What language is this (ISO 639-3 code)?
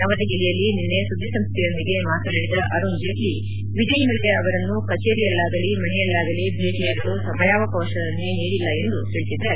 kan